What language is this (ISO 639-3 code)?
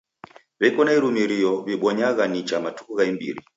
dav